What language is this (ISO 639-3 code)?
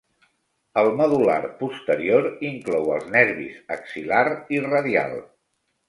cat